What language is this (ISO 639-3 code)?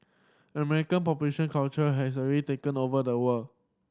eng